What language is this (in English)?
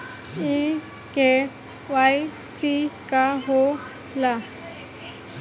Bhojpuri